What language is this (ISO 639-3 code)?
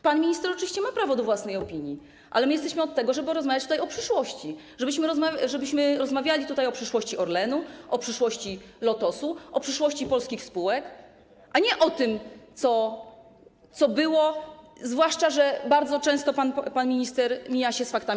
pol